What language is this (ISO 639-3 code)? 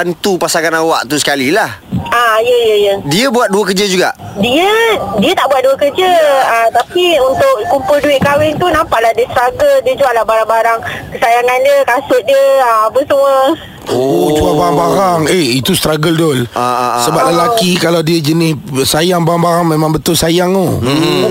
msa